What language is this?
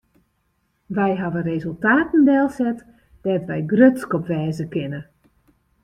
Western Frisian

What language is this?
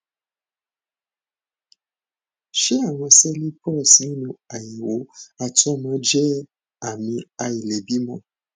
Yoruba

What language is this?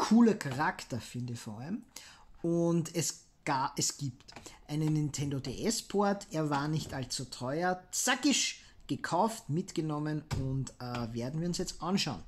German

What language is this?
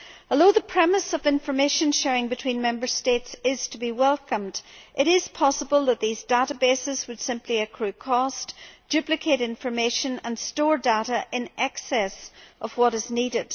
English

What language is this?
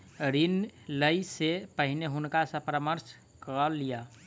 Maithili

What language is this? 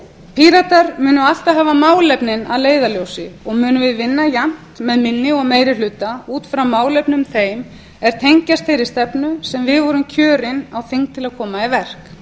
Icelandic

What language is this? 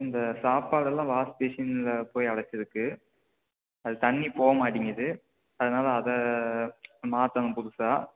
Tamil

